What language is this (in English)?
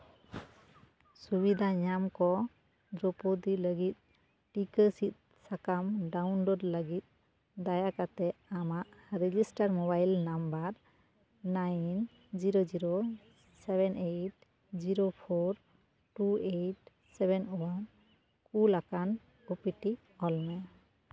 Santali